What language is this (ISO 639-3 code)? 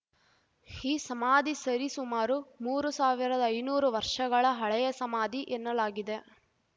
kan